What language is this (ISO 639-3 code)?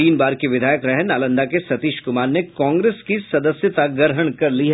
hin